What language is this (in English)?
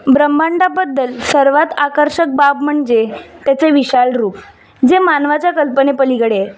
Marathi